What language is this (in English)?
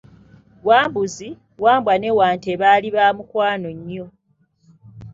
Ganda